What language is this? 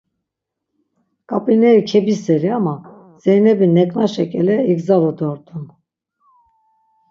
Laz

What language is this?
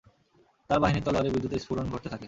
Bangla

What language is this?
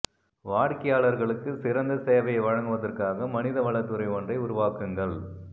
Tamil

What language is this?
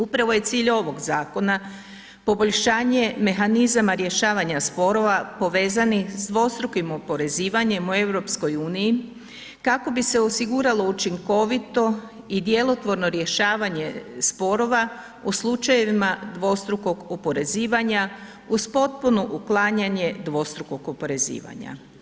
Croatian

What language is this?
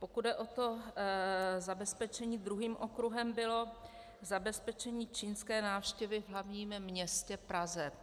Czech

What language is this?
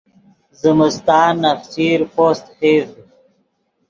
Yidgha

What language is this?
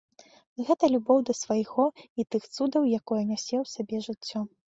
Belarusian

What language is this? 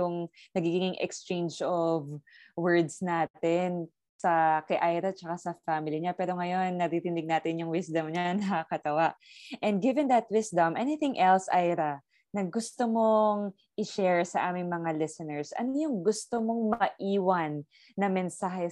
Filipino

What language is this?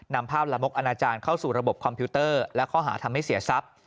Thai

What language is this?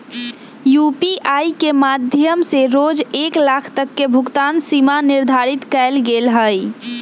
Magahi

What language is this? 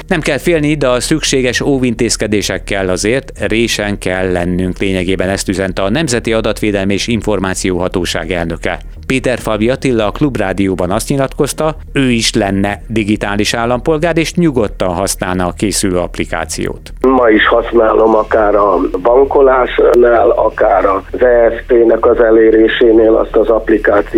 Hungarian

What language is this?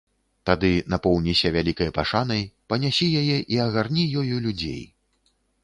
Belarusian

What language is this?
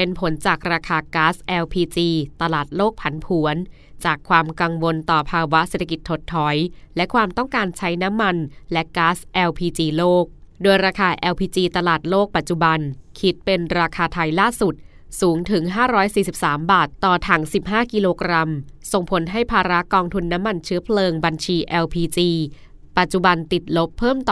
Thai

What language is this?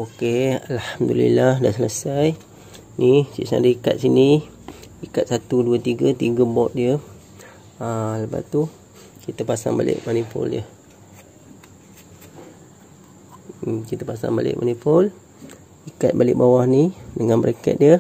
Malay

